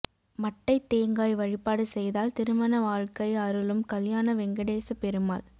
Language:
Tamil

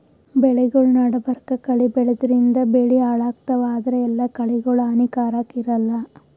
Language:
Kannada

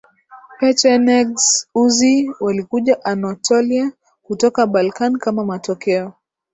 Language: Swahili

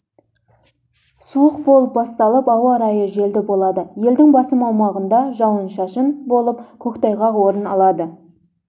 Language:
Kazakh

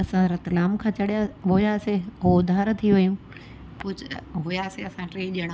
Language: Sindhi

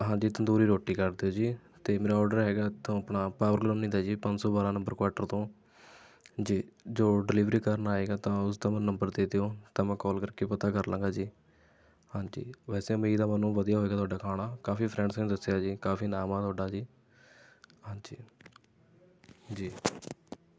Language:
Punjabi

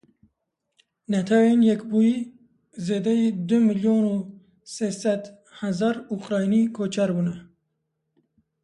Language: Kurdish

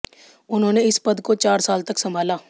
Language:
Hindi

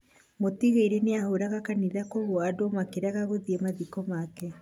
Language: Kikuyu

